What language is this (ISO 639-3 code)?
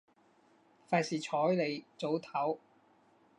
yue